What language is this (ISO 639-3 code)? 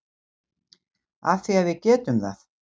isl